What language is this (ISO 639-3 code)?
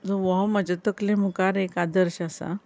kok